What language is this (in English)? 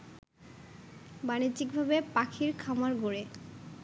Bangla